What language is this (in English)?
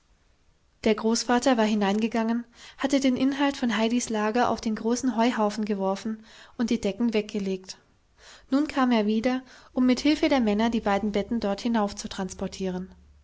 German